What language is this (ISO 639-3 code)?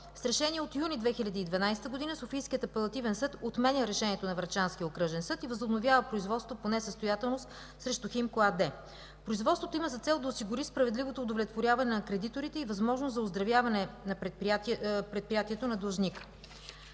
bul